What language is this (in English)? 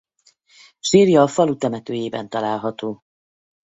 Hungarian